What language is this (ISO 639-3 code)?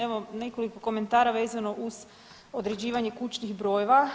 hrv